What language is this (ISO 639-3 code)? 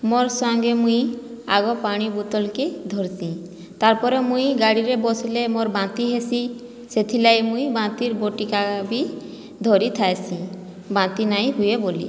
ori